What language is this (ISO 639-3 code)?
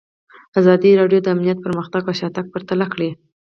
pus